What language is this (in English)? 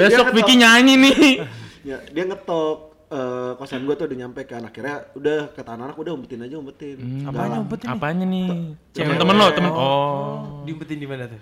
Indonesian